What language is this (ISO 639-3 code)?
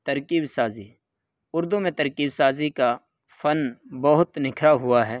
urd